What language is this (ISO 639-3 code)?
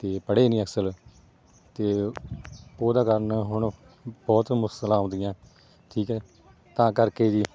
pan